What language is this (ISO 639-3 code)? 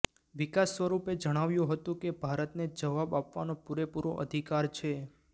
guj